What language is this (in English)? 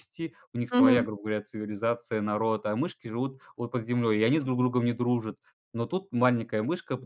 Russian